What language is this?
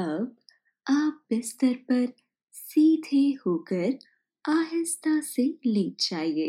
Hindi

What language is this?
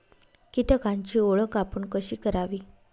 Marathi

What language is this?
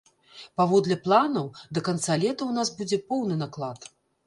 Belarusian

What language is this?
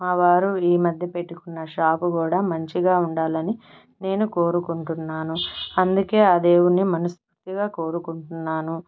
Telugu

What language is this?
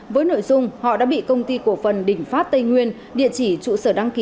Vietnamese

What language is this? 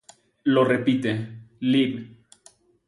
Spanish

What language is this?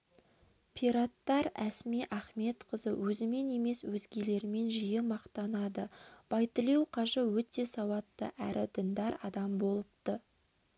Kazakh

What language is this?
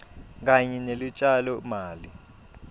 Swati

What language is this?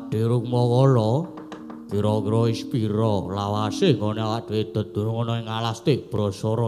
Indonesian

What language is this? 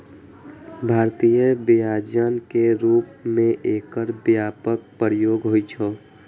Maithili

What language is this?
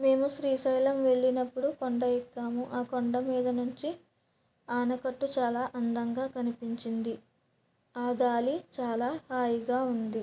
Telugu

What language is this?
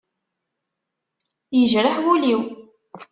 Kabyle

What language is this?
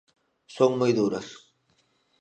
Galician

